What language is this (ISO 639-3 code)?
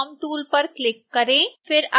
hin